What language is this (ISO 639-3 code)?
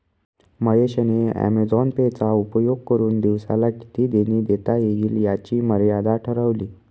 mar